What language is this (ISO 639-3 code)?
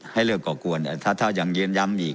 tha